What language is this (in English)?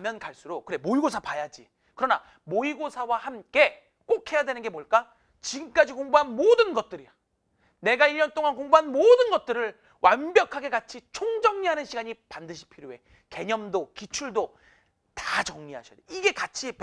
Korean